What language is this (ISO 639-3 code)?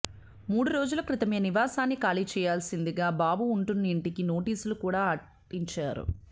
tel